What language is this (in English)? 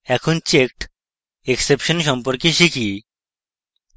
Bangla